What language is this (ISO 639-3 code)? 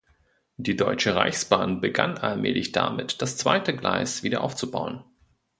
deu